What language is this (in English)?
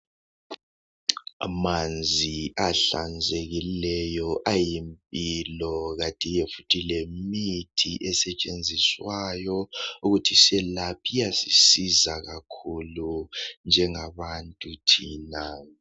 North Ndebele